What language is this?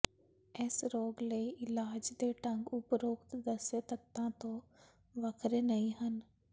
Punjabi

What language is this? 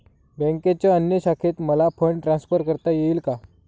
Marathi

